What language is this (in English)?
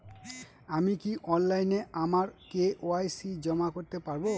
Bangla